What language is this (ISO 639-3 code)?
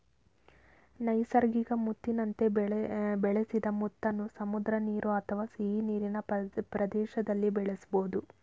kan